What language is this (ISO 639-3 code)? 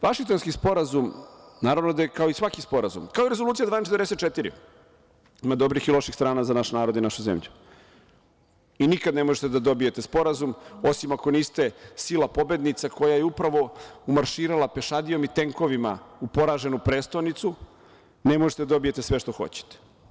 srp